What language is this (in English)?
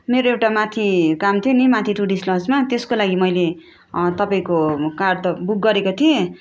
Nepali